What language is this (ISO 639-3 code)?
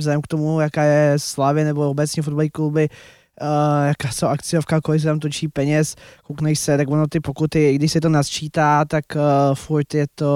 ces